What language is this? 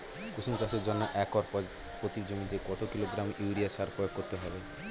Bangla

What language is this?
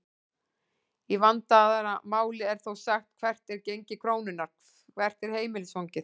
Icelandic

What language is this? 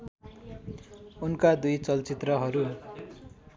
Nepali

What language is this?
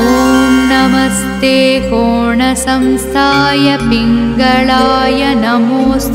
Telugu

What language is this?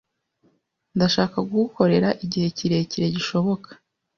Kinyarwanda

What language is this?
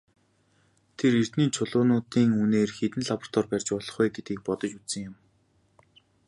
Mongolian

